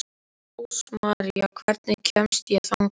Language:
Icelandic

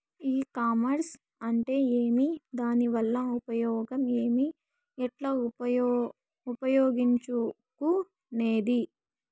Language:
Telugu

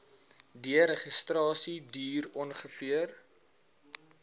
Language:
Afrikaans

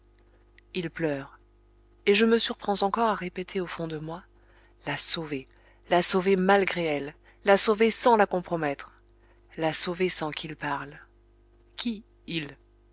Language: French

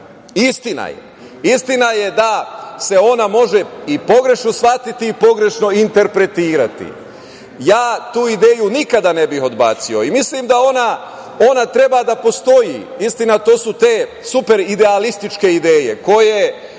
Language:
Serbian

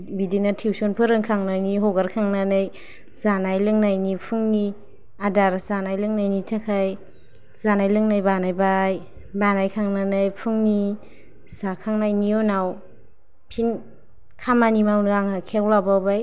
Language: Bodo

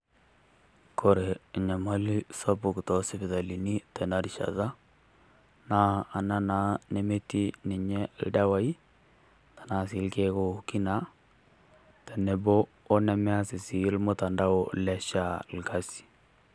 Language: Masai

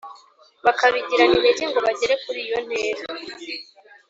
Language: Kinyarwanda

